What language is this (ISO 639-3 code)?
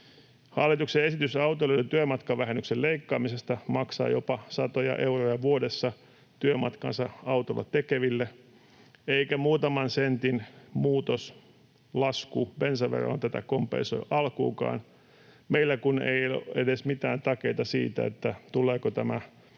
fin